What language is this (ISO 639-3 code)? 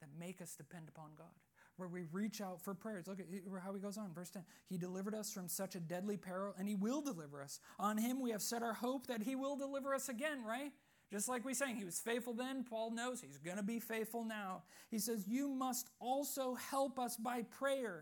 eng